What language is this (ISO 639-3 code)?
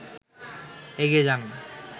ben